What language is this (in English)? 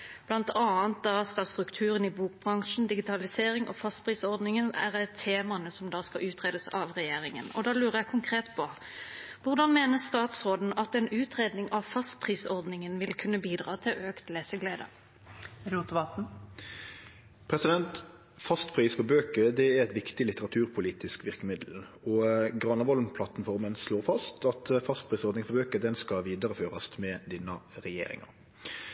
Norwegian